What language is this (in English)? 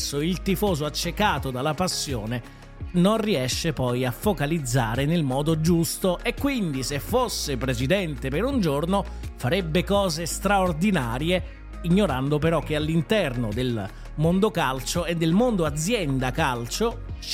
Italian